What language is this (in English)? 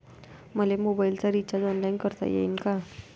Marathi